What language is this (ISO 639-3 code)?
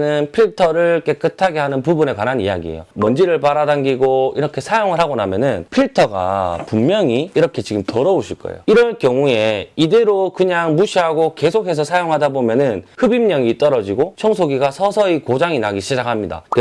kor